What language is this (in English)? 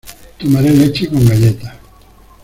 Spanish